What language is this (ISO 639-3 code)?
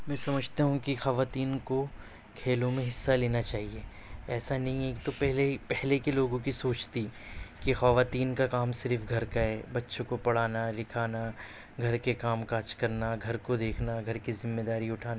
urd